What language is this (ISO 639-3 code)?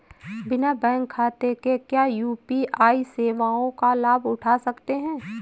hin